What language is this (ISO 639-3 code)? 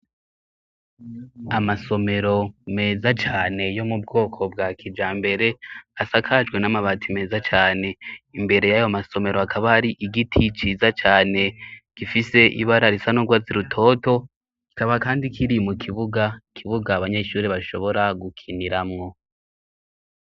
run